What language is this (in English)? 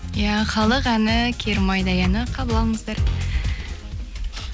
Kazakh